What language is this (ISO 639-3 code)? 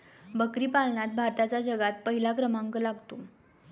mar